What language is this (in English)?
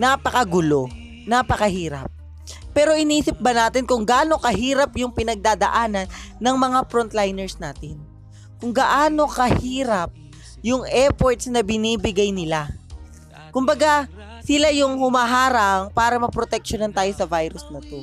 Filipino